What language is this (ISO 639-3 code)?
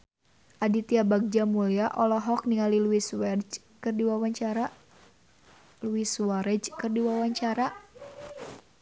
sun